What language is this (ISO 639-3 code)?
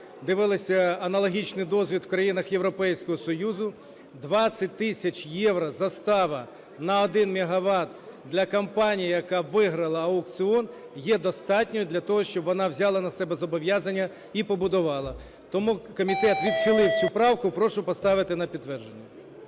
ukr